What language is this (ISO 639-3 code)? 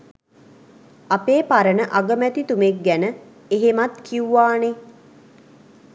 sin